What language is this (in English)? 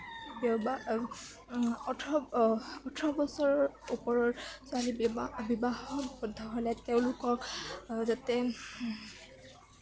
Assamese